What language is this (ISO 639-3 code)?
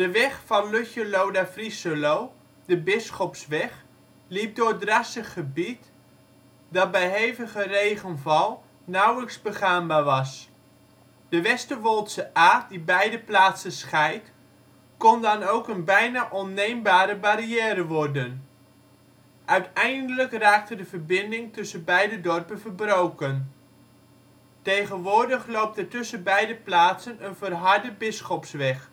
nld